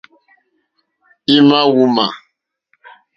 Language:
Mokpwe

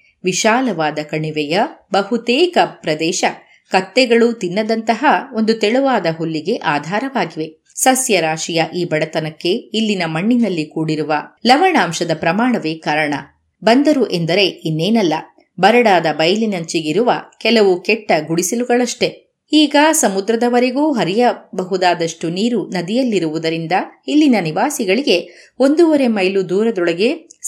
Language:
Kannada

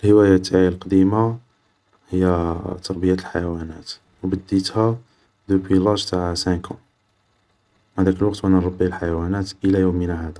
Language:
Algerian Arabic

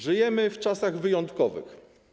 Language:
Polish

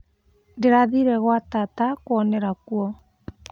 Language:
Kikuyu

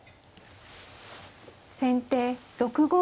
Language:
Japanese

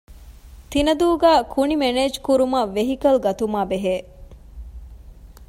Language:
Divehi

